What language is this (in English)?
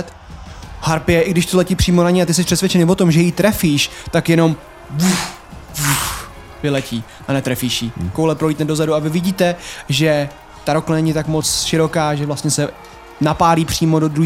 Czech